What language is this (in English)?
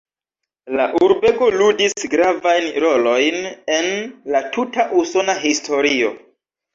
Esperanto